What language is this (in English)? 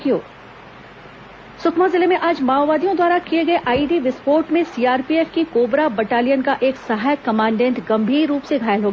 Hindi